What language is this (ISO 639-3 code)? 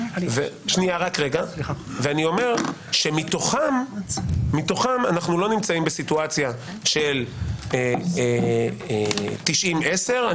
heb